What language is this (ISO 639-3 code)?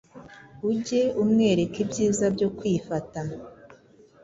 kin